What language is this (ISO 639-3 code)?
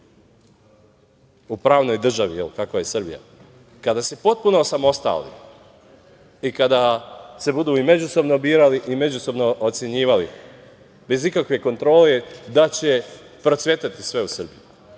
srp